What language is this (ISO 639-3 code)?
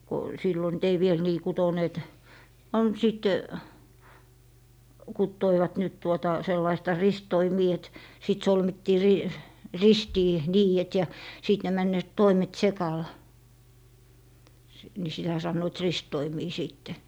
fin